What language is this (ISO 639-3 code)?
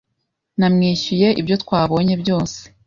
kin